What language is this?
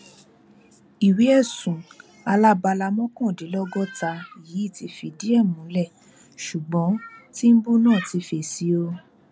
Yoruba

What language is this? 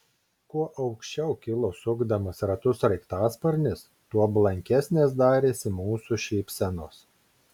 Lithuanian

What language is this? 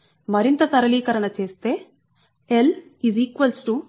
Telugu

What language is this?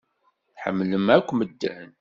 Kabyle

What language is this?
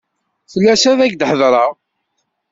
Kabyle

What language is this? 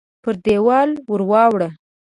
Pashto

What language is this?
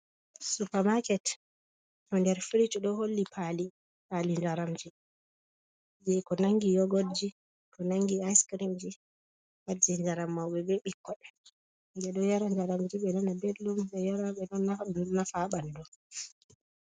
Fula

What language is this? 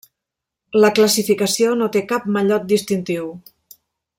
Catalan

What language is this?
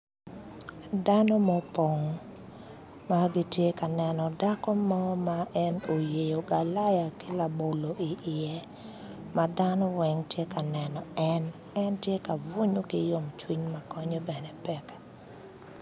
Acoli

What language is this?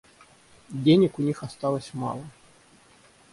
Russian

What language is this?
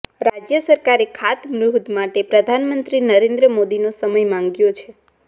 Gujarati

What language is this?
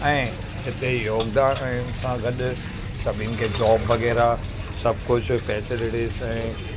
Sindhi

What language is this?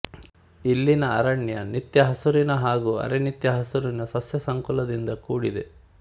Kannada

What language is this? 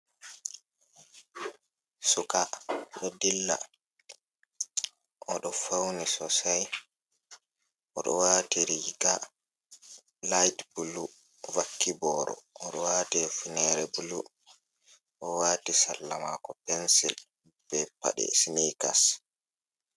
Fula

